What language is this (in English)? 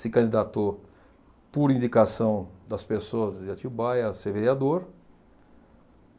Portuguese